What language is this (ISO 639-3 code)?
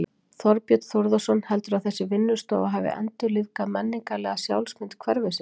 isl